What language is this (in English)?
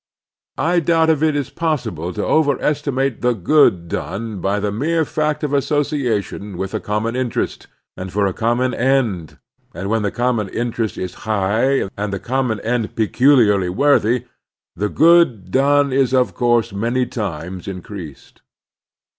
English